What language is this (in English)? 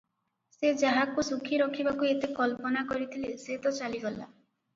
Odia